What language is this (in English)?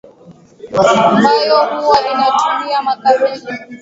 Swahili